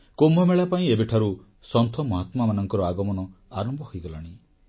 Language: Odia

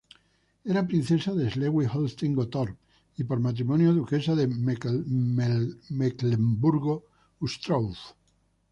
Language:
Spanish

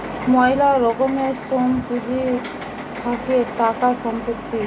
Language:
Bangla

